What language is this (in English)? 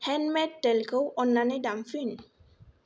Bodo